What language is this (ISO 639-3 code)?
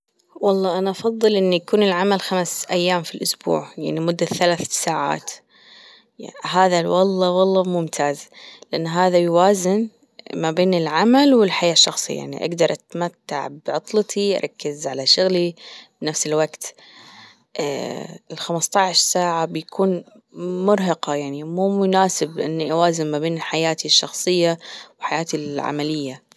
afb